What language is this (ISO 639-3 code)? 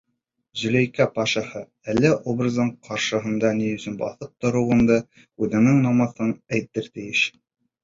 bak